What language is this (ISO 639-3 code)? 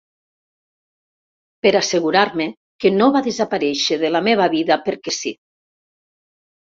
cat